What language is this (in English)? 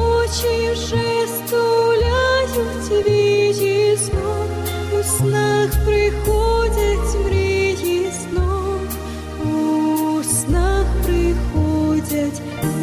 Ukrainian